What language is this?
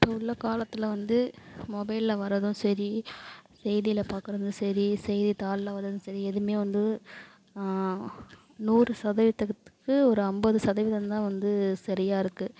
Tamil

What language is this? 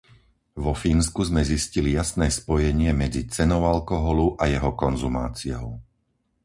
Slovak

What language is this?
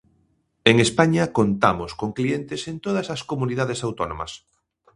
Galician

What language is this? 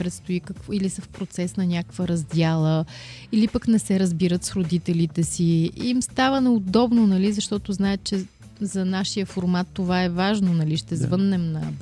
Bulgarian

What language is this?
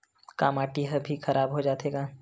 Chhattisgarhi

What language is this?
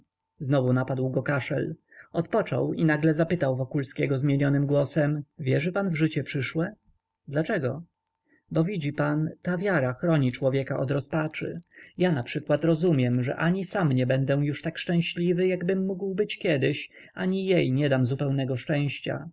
Polish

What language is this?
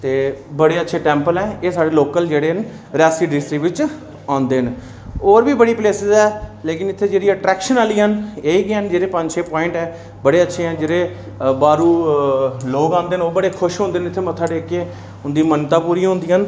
Dogri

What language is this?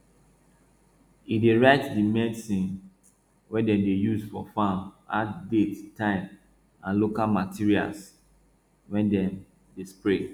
Nigerian Pidgin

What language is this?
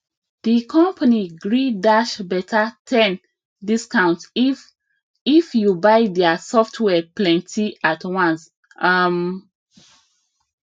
Nigerian Pidgin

